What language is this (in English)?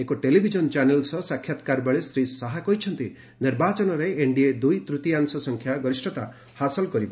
Odia